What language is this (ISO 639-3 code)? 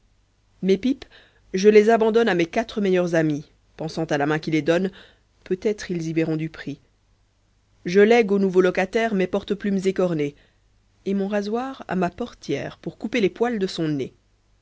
fra